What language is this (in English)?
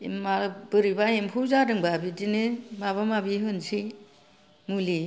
Bodo